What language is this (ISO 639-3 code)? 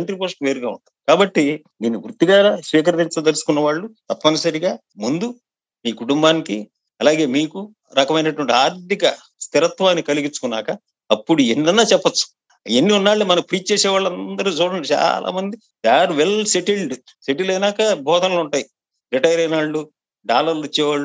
tel